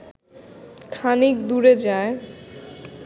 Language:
Bangla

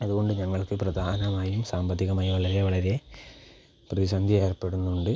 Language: Malayalam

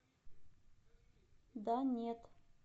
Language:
Russian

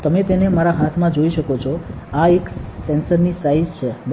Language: Gujarati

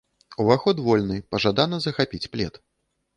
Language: Belarusian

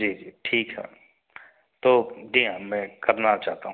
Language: Hindi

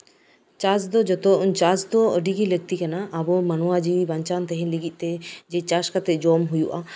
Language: Santali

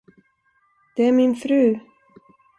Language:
Swedish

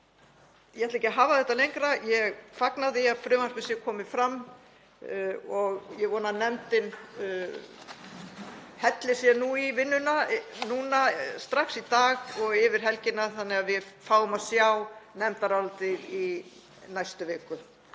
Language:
Icelandic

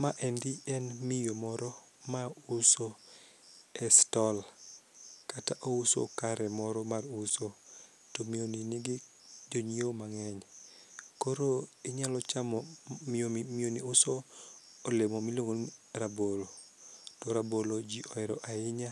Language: Luo (Kenya and Tanzania)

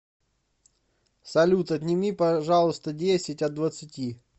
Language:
Russian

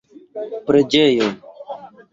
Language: Esperanto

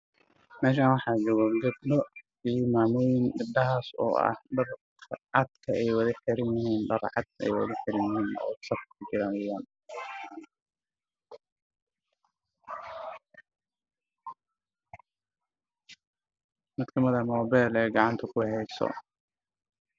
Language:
Somali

